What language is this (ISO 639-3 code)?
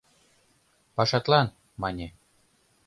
chm